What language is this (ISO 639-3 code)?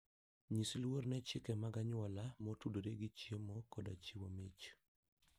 luo